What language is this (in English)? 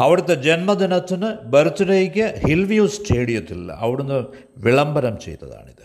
Malayalam